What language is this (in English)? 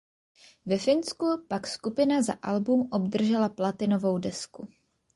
Czech